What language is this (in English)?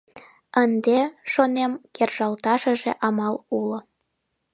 Mari